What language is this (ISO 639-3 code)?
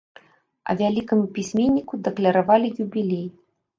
bel